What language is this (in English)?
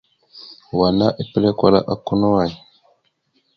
Mada (Cameroon)